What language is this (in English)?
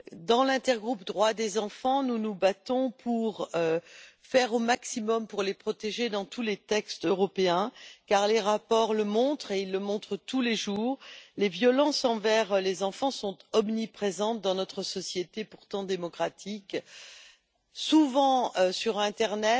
French